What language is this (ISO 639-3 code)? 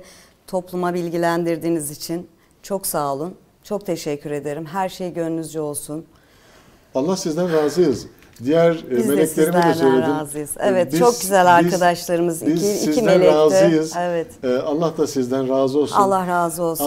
tur